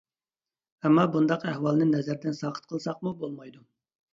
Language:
Uyghur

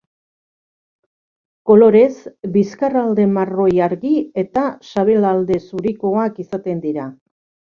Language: Basque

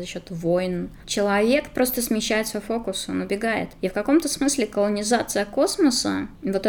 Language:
Russian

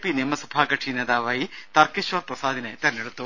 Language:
Malayalam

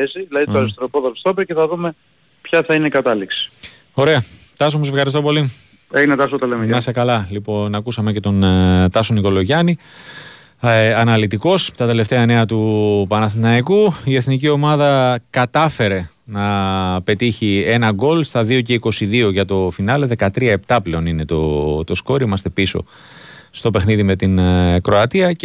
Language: Greek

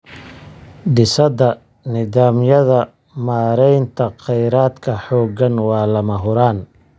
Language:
Somali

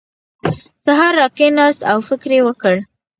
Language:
Pashto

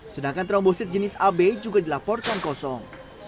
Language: Indonesian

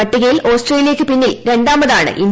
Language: Malayalam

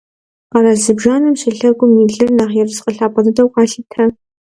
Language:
Kabardian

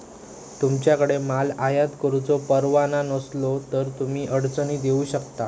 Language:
Marathi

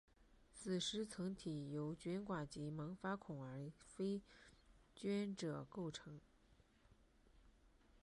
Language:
Chinese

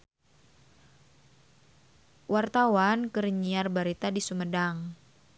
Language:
Sundanese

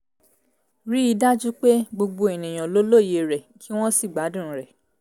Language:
Yoruba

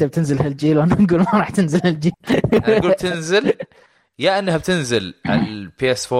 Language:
Arabic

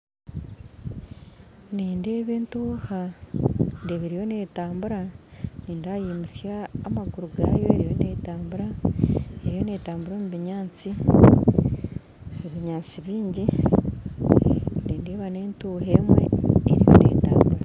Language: Nyankole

